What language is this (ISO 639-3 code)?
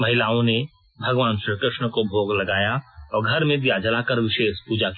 hin